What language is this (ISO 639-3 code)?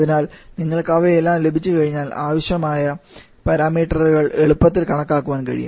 mal